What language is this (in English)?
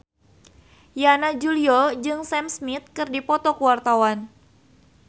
Sundanese